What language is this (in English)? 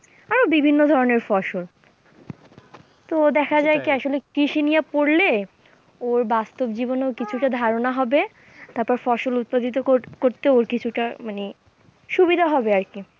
Bangla